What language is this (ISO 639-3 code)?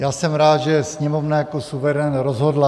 ces